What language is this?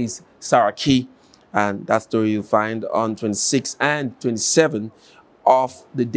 English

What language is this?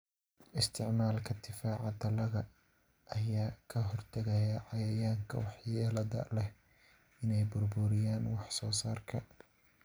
Somali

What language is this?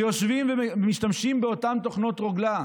Hebrew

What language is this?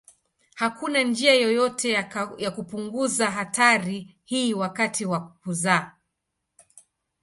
Swahili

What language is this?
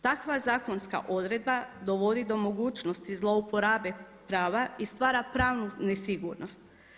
Croatian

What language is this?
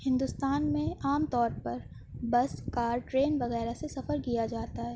Urdu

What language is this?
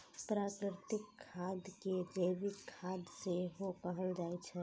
Maithili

